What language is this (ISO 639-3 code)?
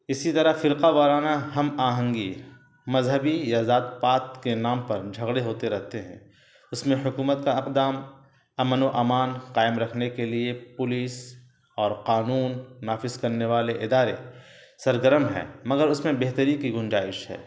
urd